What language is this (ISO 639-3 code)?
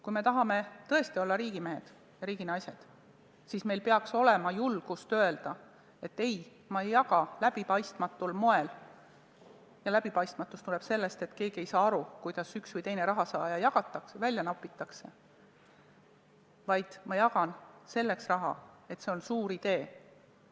est